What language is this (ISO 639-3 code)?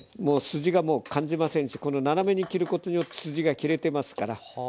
jpn